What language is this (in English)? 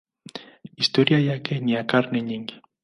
Swahili